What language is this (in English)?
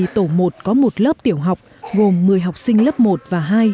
Vietnamese